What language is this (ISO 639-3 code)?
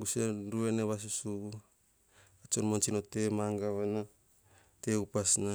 hah